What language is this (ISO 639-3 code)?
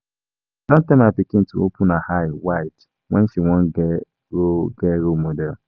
pcm